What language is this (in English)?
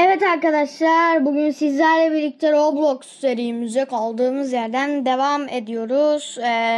Turkish